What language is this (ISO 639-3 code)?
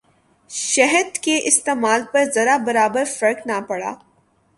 urd